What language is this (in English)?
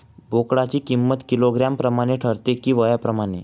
Marathi